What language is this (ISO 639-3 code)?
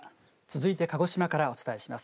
jpn